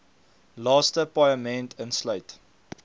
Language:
Afrikaans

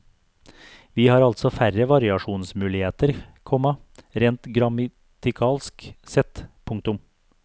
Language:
Norwegian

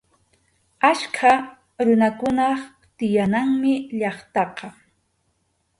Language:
Arequipa-La Unión Quechua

